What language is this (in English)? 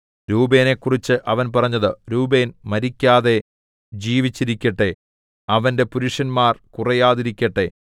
Malayalam